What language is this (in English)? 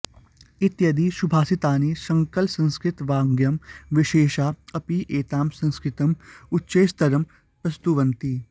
Sanskrit